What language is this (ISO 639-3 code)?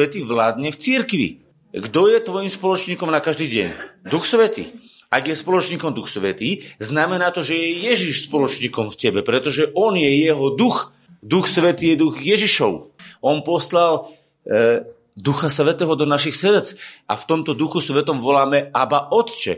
slk